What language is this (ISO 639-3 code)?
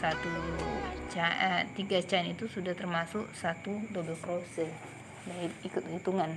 ind